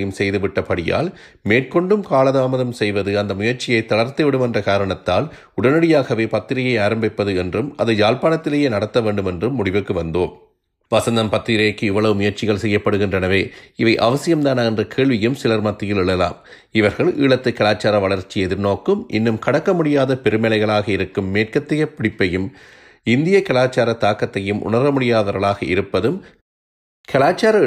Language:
Tamil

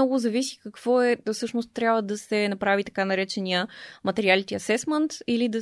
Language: Bulgarian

